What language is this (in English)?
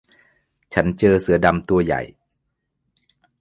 Thai